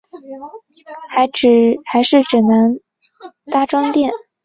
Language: Chinese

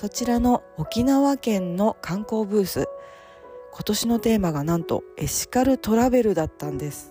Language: Japanese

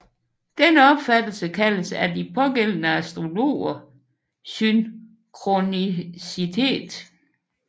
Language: Danish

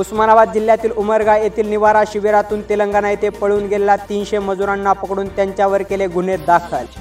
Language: Marathi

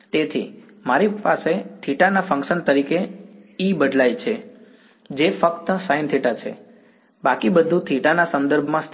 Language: Gujarati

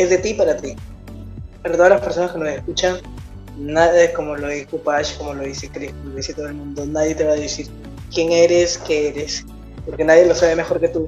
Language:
Spanish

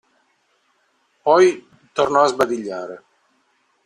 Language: Italian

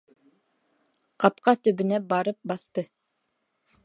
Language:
Bashkir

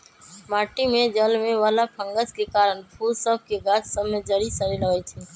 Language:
Magahi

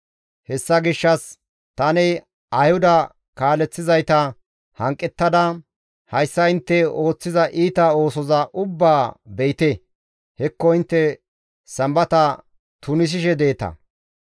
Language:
Gamo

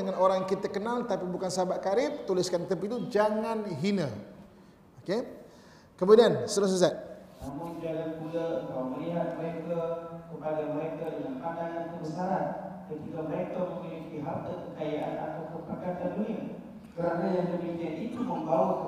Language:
Malay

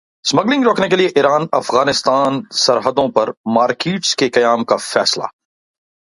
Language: Urdu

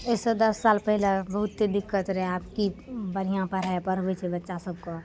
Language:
Maithili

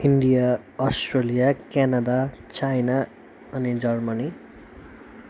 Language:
Nepali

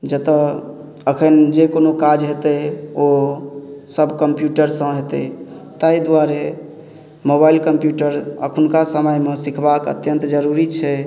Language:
Maithili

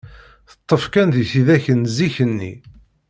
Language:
Kabyle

